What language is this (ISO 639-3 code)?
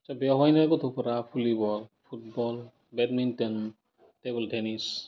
brx